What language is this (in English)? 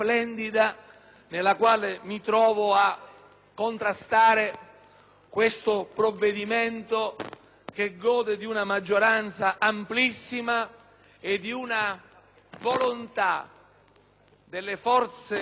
Italian